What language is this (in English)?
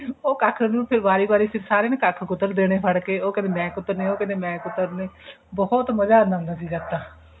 Punjabi